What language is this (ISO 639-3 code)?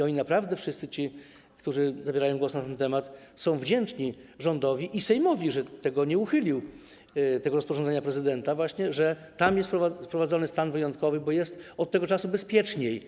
pol